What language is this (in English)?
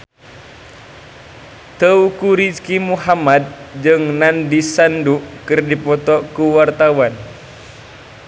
Sundanese